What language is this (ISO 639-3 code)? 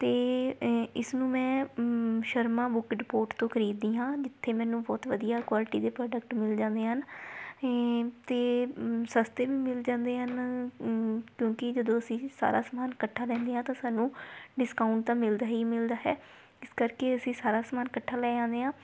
pan